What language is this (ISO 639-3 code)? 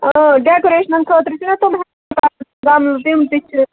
kas